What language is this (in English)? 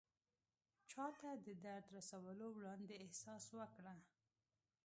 Pashto